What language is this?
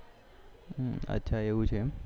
Gujarati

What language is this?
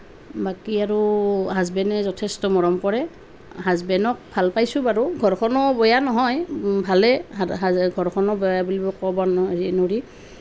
Assamese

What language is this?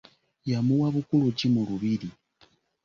Ganda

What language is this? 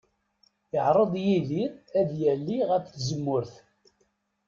Kabyle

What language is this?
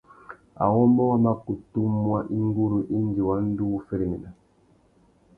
Tuki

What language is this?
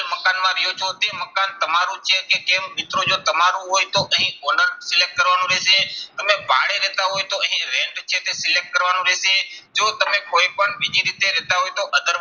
Gujarati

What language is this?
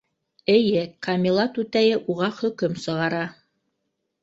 Bashkir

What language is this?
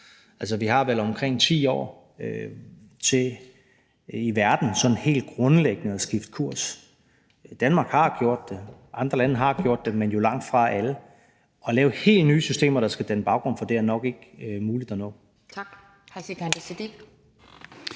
Danish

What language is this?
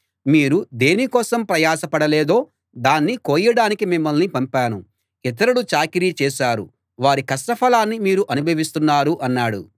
Telugu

